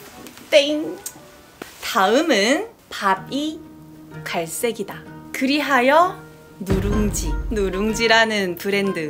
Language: Korean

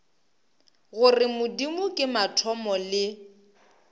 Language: Northern Sotho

